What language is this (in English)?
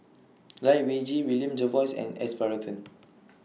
English